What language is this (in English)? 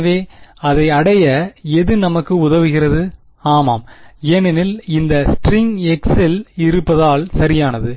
Tamil